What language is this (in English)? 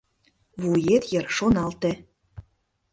Mari